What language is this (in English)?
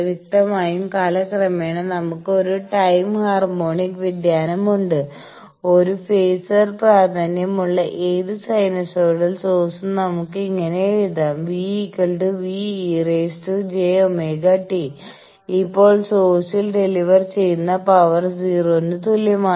Malayalam